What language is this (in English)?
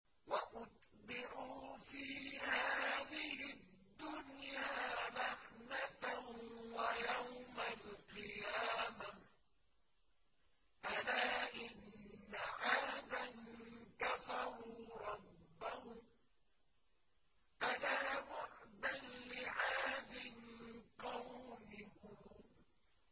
Arabic